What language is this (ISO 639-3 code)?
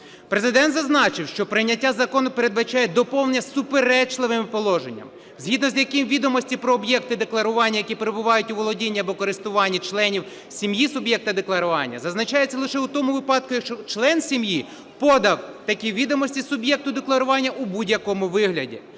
ukr